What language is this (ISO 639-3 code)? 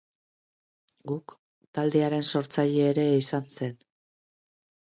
eus